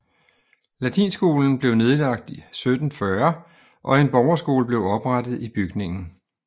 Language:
Danish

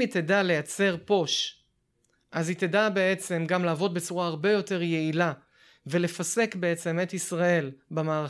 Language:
Hebrew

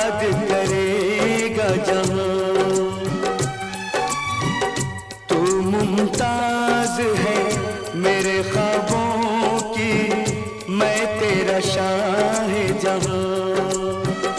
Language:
Hindi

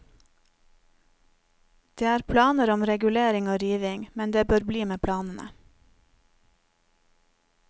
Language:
Norwegian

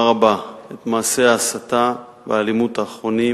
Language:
Hebrew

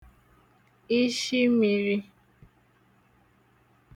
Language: Igbo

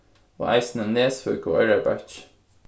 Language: Faroese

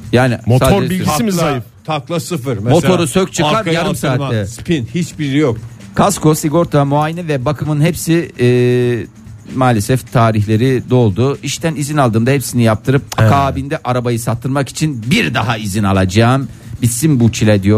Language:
Turkish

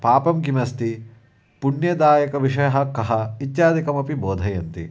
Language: Sanskrit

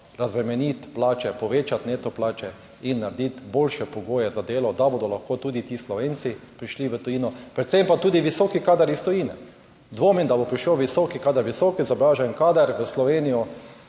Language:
Slovenian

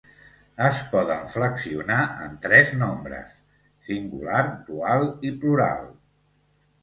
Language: Catalan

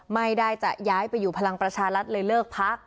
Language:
Thai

